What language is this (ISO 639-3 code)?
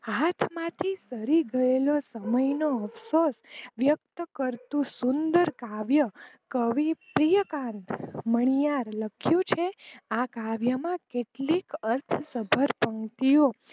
guj